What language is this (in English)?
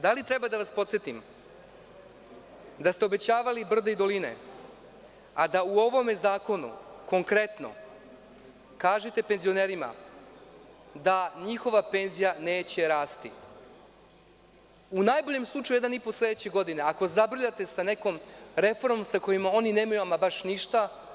Serbian